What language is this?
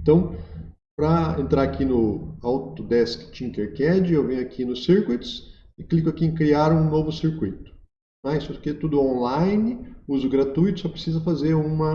Portuguese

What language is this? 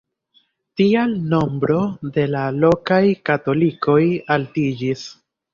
Esperanto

